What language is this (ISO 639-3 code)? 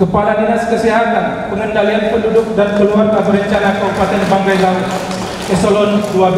ind